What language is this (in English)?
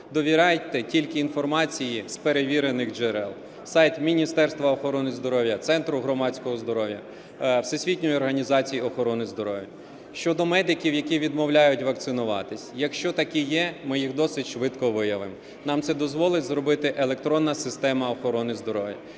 Ukrainian